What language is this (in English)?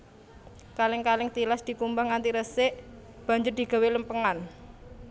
Javanese